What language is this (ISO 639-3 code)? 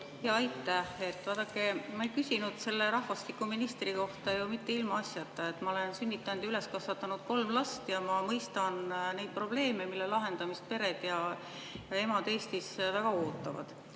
est